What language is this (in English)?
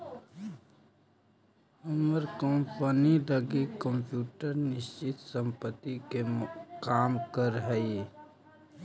Magahi